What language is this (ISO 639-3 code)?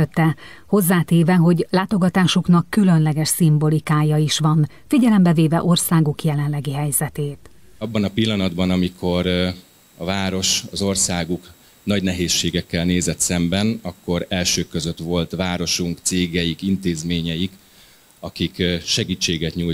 hun